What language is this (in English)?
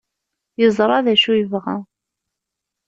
Kabyle